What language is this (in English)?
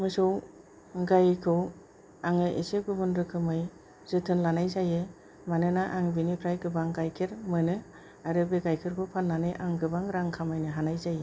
Bodo